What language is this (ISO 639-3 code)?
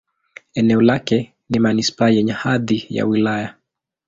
swa